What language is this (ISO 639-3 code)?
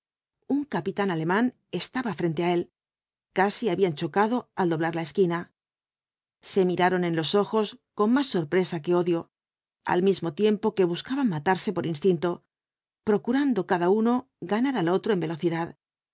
spa